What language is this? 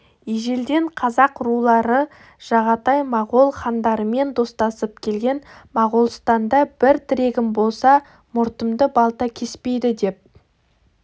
Kazakh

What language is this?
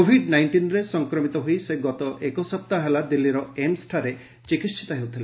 Odia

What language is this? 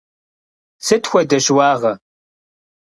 Kabardian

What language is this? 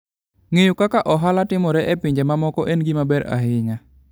Luo (Kenya and Tanzania)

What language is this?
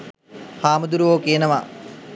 Sinhala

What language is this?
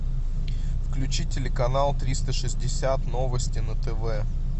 Russian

